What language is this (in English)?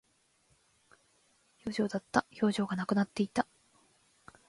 Japanese